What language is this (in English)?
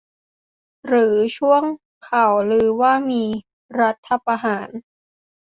Thai